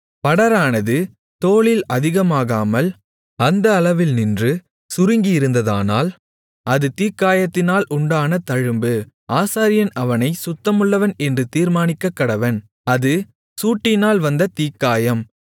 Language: Tamil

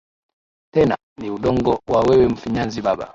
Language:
Swahili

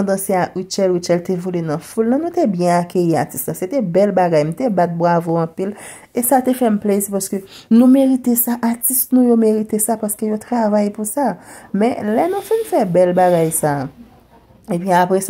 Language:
French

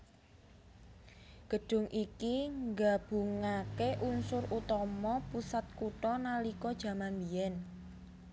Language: Javanese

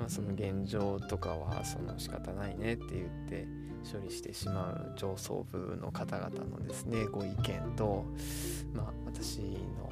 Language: Japanese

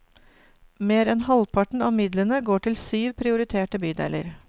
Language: Norwegian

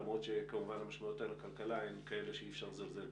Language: Hebrew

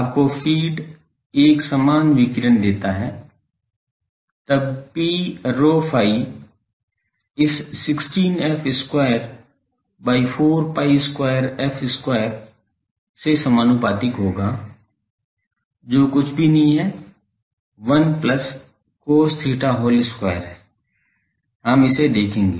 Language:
Hindi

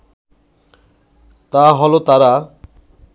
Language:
Bangla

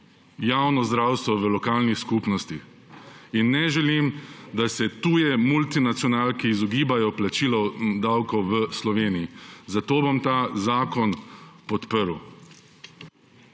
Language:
Slovenian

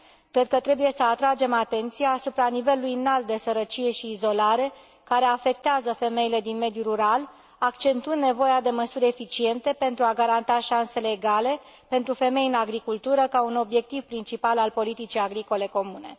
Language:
Romanian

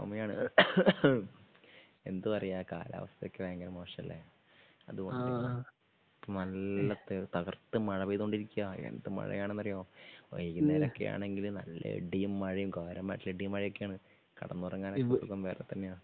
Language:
Malayalam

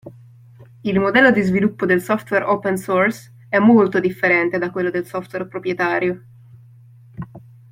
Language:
Italian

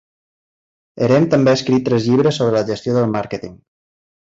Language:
Catalan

